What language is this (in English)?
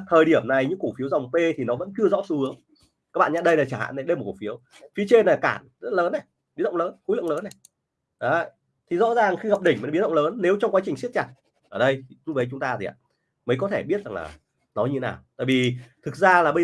Vietnamese